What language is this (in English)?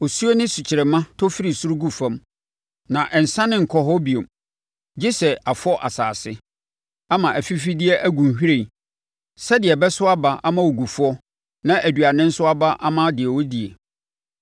Akan